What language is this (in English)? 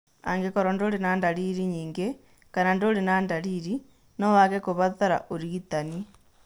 Kikuyu